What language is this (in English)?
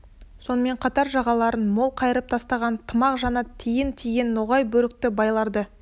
Kazakh